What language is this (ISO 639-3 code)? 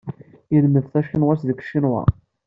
kab